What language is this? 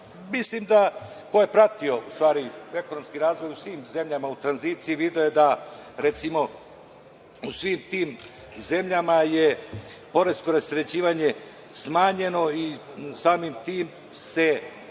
Serbian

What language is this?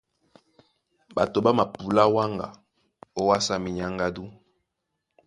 Duala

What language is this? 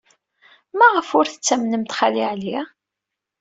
Kabyle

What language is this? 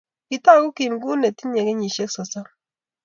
Kalenjin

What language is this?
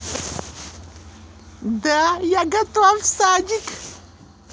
Russian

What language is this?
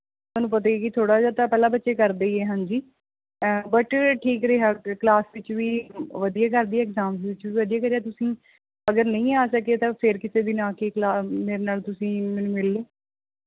Punjabi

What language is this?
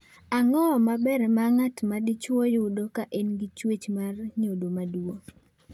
Luo (Kenya and Tanzania)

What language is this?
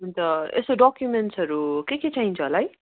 Nepali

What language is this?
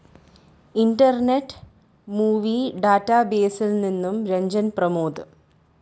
Malayalam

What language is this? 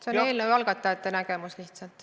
Estonian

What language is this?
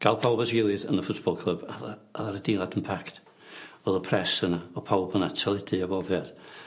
Welsh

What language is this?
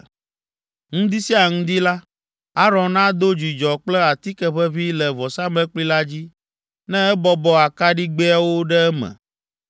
Ewe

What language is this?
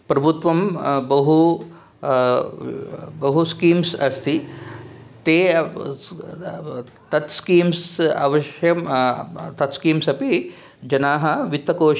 Sanskrit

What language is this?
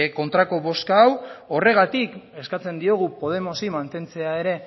Basque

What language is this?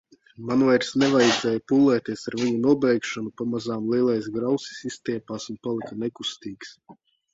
Latvian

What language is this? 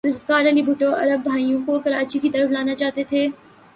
Urdu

